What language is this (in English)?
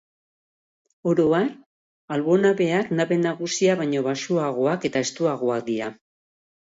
Basque